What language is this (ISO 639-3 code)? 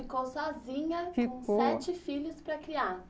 por